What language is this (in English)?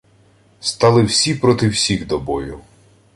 Ukrainian